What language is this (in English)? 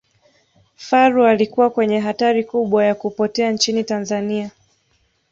Swahili